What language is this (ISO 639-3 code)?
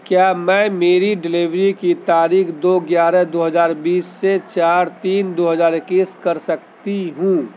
urd